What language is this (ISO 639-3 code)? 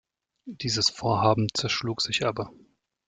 deu